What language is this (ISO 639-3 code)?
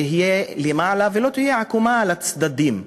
heb